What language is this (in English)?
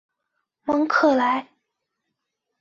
Chinese